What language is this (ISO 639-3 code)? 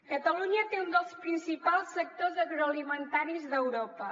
cat